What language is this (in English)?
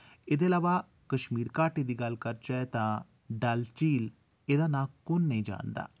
Dogri